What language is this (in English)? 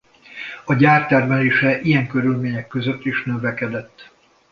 Hungarian